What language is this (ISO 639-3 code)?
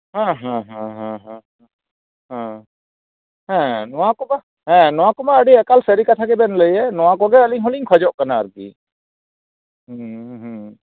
sat